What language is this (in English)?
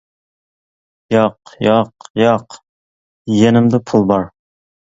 Uyghur